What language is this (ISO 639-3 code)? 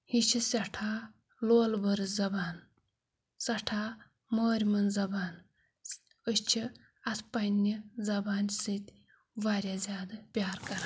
kas